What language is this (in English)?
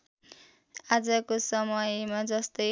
Nepali